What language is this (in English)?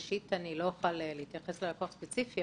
Hebrew